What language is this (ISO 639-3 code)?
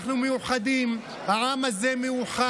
heb